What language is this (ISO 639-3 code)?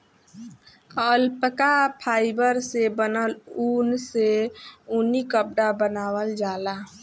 bho